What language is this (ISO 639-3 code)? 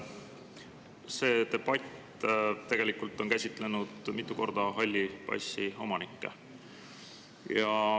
est